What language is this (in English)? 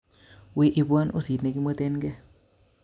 Kalenjin